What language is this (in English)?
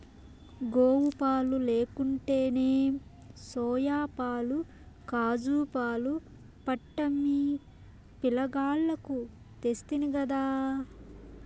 Telugu